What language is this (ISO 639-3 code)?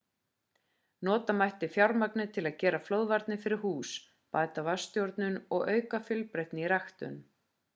isl